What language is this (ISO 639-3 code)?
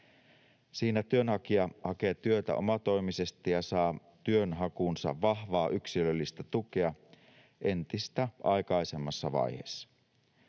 fin